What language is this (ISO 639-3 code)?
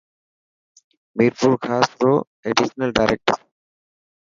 mki